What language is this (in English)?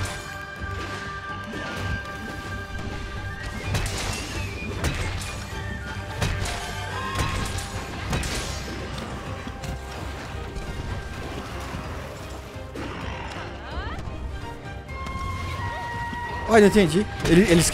Portuguese